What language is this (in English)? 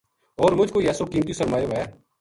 Gujari